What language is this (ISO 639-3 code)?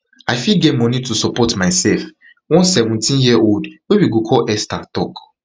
pcm